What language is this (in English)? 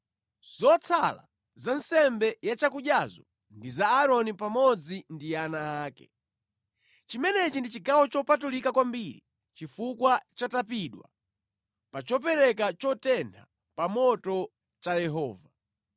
Nyanja